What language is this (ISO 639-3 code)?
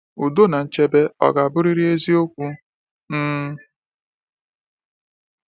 ibo